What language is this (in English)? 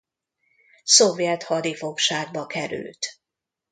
Hungarian